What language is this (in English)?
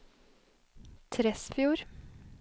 Norwegian